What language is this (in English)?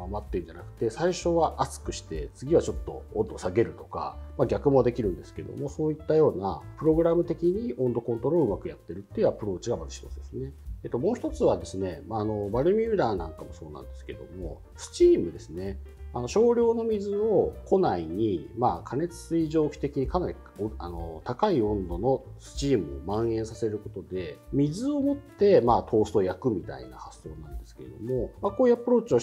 Japanese